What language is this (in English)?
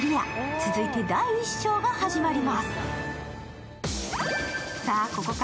Japanese